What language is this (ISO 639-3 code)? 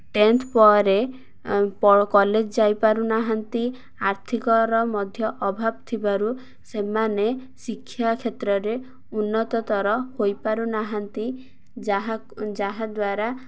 ori